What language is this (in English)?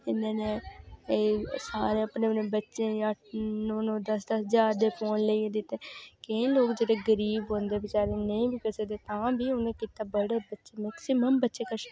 Dogri